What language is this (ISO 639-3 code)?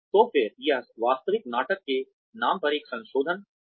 hin